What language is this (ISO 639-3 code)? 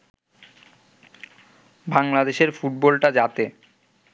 ben